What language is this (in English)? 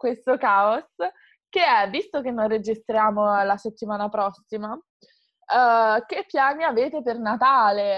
Italian